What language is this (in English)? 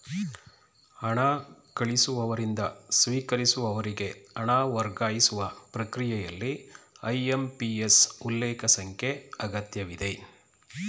Kannada